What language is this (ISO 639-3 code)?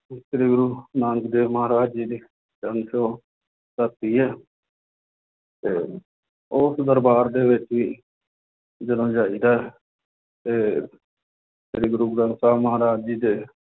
pan